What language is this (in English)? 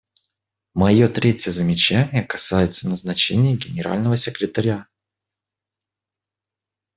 Russian